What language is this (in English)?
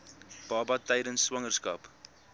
Afrikaans